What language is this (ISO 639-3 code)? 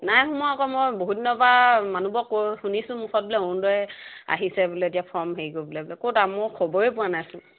asm